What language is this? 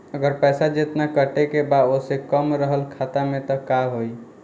Bhojpuri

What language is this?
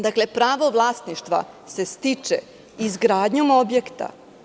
Serbian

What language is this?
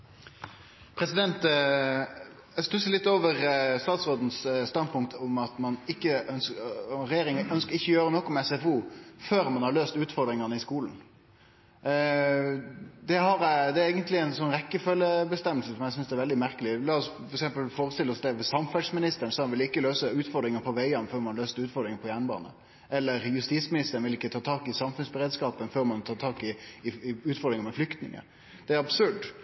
Norwegian Nynorsk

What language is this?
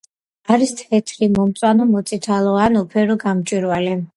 Georgian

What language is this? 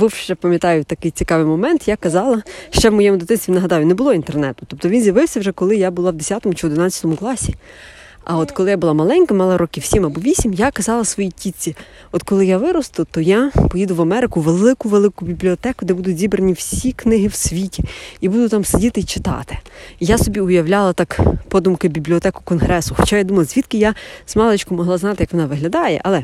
Ukrainian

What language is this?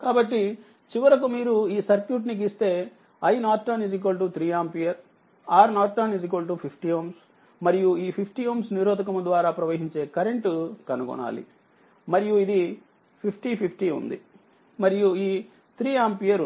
Telugu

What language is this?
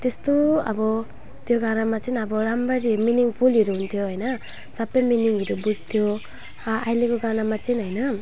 Nepali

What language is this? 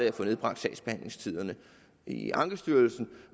Danish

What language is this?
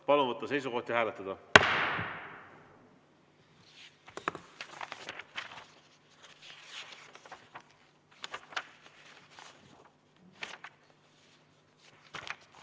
Estonian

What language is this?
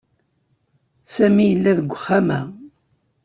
Kabyle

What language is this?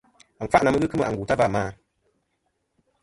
Kom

